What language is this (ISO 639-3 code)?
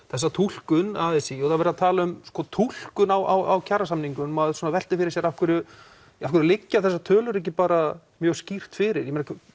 isl